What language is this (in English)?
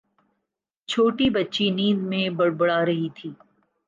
Urdu